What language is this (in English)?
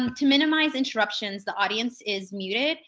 English